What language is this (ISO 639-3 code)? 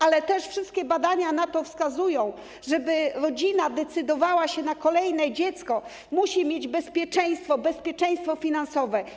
pol